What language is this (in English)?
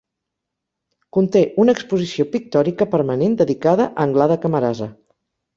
Catalan